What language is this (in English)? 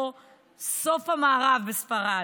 Hebrew